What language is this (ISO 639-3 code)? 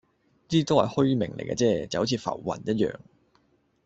yue